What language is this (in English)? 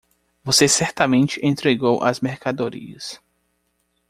Portuguese